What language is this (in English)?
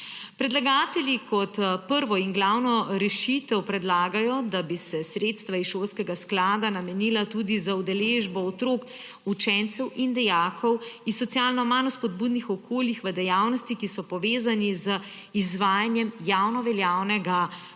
Slovenian